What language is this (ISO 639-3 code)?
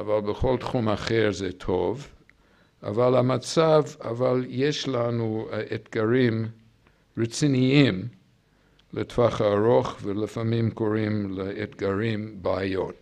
heb